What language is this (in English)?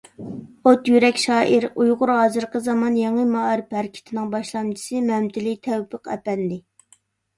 Uyghur